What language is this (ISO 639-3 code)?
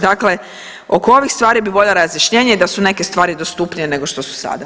hrv